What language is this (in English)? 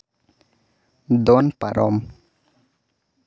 Santali